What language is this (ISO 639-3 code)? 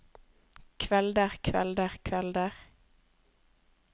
nor